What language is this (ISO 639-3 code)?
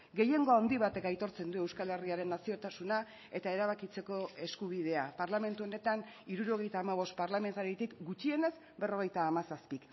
eus